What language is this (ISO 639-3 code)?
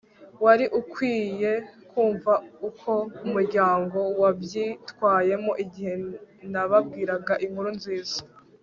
kin